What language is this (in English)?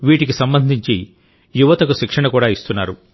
Telugu